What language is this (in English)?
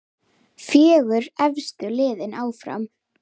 Icelandic